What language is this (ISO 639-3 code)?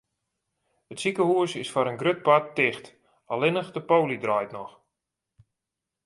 fry